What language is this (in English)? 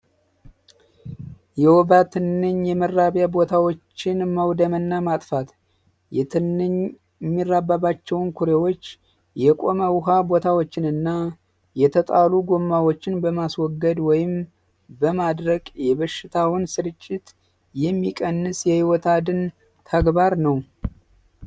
Amharic